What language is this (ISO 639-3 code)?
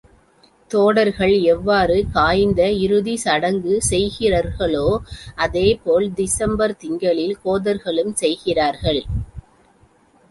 tam